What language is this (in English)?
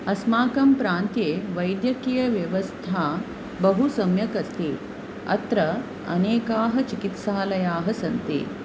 Sanskrit